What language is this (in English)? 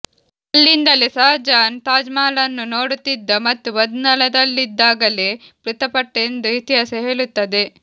Kannada